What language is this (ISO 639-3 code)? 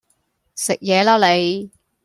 yue